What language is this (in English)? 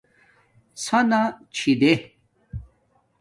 Domaaki